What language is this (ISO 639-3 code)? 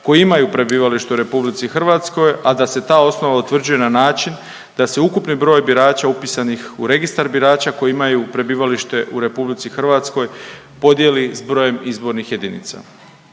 hrv